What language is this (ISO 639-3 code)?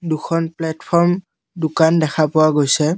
asm